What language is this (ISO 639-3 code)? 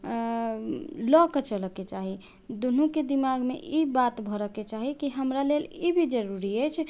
mai